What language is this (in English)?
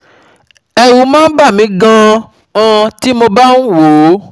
Yoruba